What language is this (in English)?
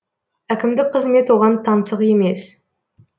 Kazakh